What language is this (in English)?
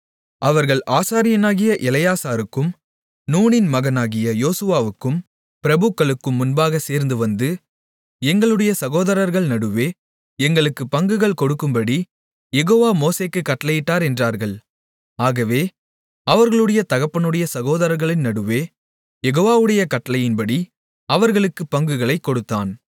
Tamil